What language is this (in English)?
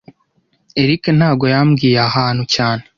Kinyarwanda